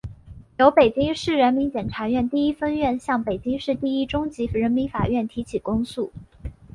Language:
Chinese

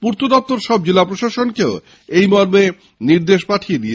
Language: Bangla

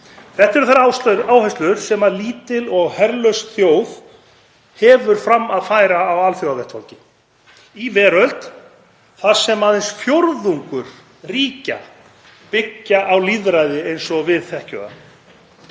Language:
Icelandic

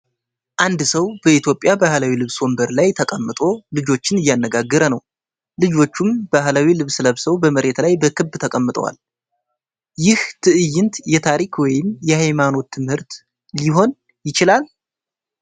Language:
Amharic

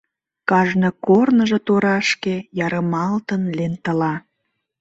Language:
Mari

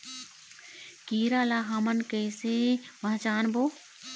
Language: Chhattisgarhi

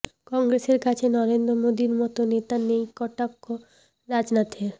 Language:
Bangla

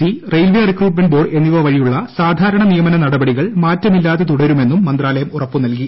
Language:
Malayalam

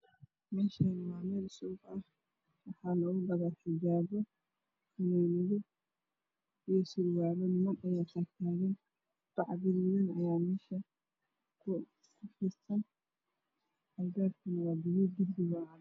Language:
Somali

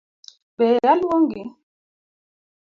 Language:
Luo (Kenya and Tanzania)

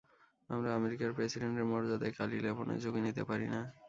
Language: Bangla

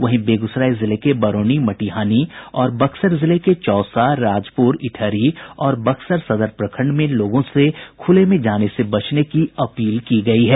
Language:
Hindi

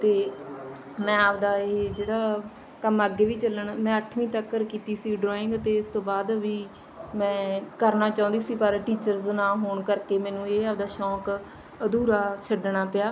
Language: Punjabi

